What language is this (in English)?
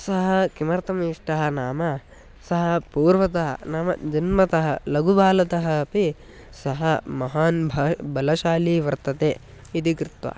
Sanskrit